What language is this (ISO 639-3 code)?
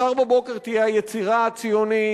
heb